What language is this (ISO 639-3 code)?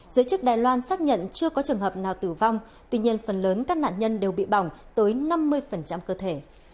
vie